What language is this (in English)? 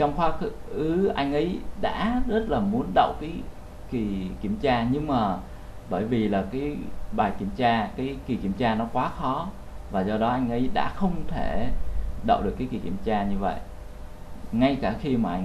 Vietnamese